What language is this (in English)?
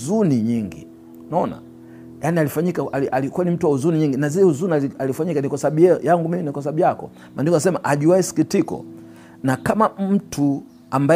Swahili